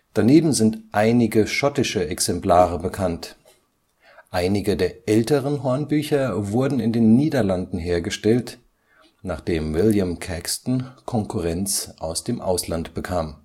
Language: German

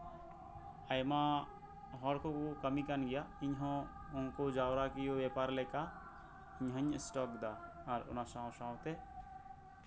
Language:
Santali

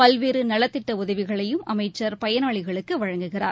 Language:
Tamil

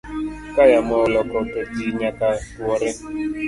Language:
Luo (Kenya and Tanzania)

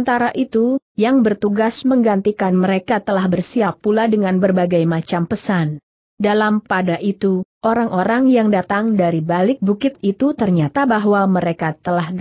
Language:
Indonesian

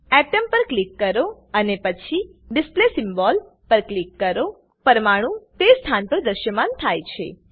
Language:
Gujarati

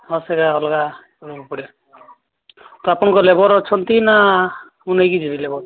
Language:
Odia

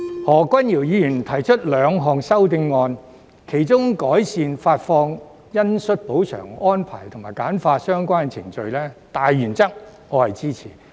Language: Cantonese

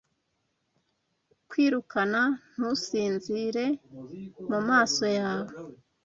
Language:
Kinyarwanda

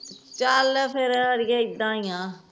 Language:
Punjabi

